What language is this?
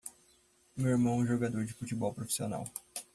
Portuguese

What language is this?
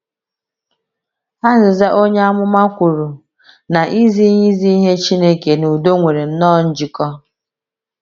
Igbo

